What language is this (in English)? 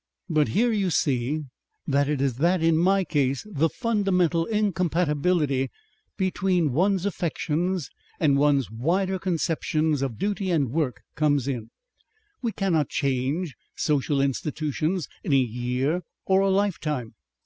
English